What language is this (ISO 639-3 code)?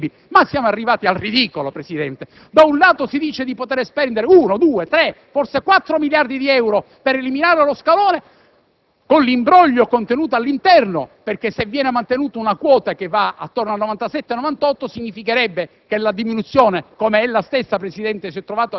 ita